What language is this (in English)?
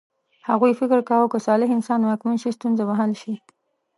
Pashto